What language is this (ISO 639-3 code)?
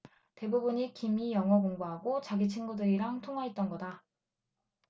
kor